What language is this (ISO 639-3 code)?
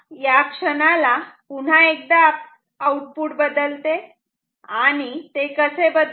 mar